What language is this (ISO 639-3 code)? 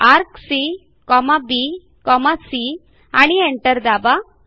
mar